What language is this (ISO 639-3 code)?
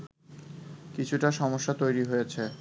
ben